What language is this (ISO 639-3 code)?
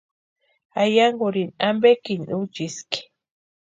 pua